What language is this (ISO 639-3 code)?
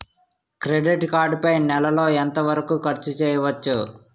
tel